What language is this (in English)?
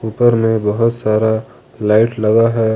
Hindi